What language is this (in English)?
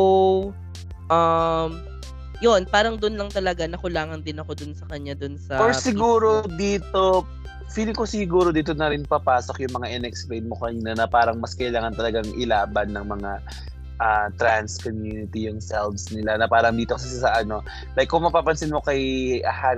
Filipino